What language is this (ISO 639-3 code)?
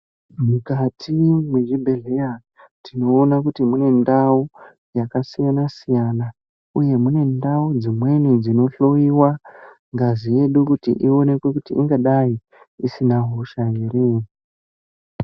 ndc